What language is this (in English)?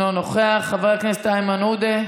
Hebrew